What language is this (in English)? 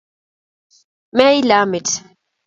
Kalenjin